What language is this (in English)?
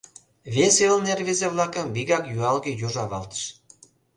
Mari